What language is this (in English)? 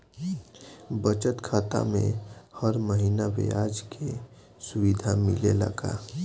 Bhojpuri